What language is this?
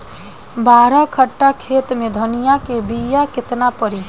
Bhojpuri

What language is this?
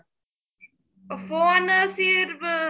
Punjabi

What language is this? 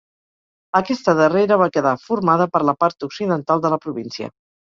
Catalan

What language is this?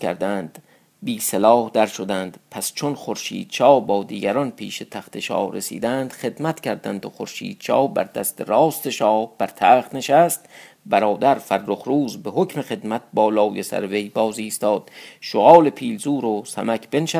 Persian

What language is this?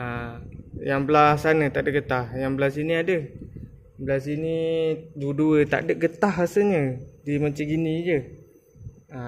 Malay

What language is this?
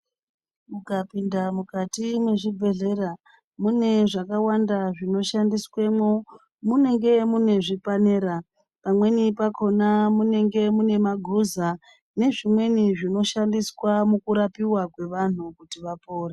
Ndau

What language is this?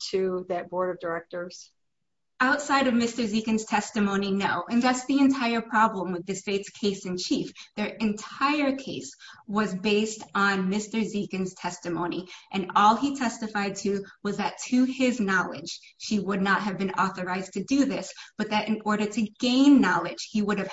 English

